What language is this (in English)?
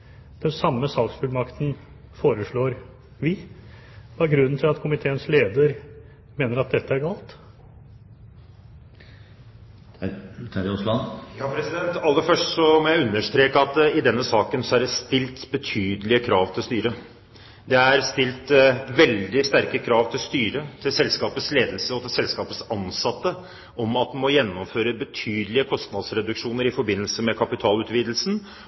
Norwegian Bokmål